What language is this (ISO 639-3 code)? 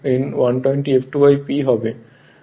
ben